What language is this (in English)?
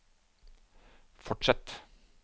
Norwegian